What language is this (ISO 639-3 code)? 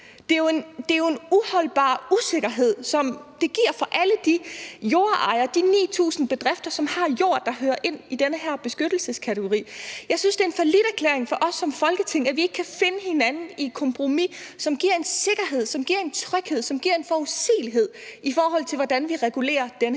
dan